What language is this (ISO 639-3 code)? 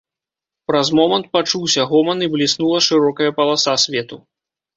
bel